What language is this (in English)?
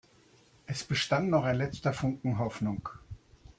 German